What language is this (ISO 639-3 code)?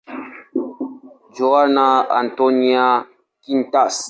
swa